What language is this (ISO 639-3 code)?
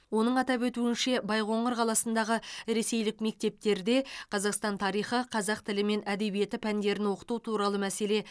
kaz